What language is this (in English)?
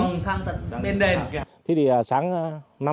Vietnamese